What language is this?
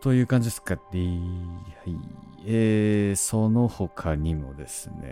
Japanese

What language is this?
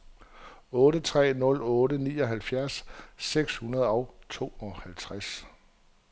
Danish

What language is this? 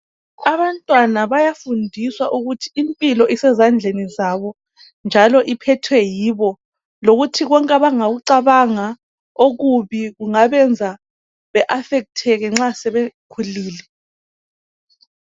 North Ndebele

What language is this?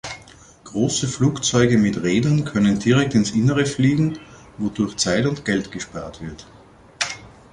German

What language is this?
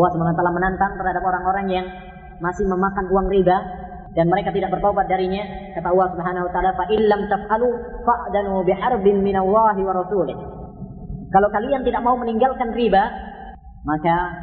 Malay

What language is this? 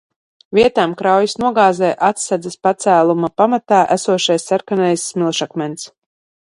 Latvian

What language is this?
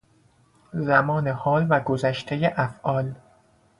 Persian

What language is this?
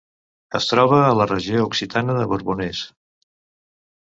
Catalan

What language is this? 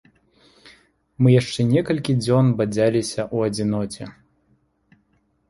Belarusian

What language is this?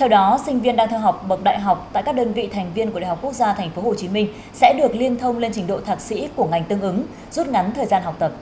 Vietnamese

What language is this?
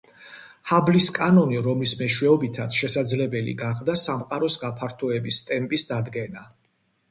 Georgian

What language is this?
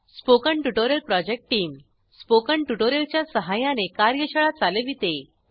Marathi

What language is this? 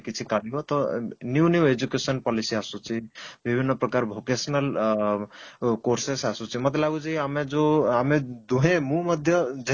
Odia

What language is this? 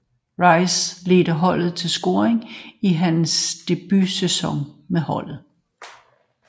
Danish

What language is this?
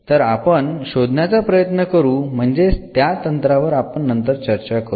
Marathi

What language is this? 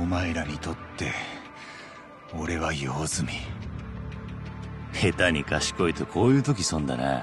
Japanese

